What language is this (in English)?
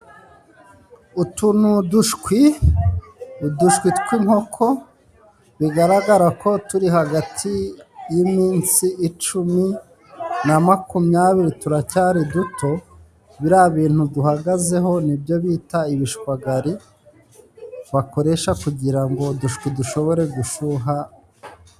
Kinyarwanda